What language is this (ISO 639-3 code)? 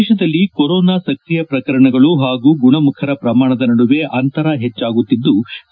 kan